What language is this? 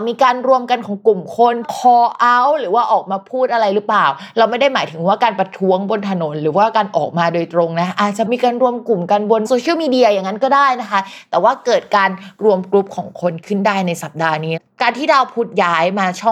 Thai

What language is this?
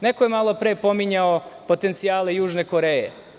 Serbian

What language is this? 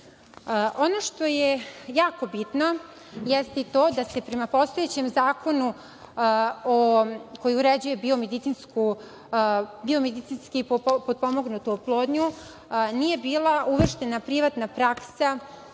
Serbian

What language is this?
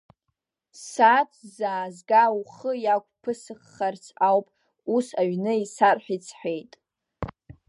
Abkhazian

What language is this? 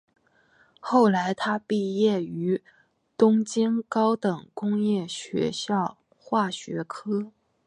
Chinese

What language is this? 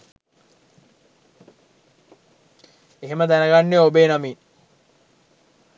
Sinhala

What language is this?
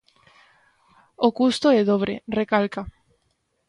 Galician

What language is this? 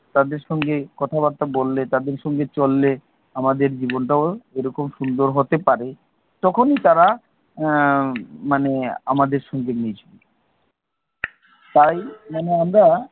Bangla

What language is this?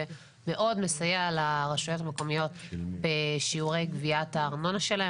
Hebrew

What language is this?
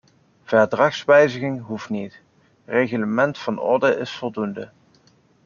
Dutch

